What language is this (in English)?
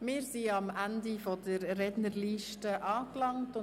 Swiss German